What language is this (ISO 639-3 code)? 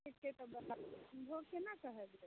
mai